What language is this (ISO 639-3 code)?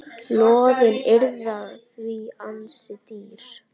isl